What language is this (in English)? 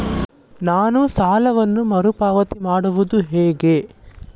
Kannada